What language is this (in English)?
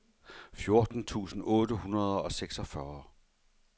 Danish